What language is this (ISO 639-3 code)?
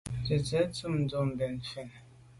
byv